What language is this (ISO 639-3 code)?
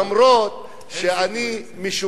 heb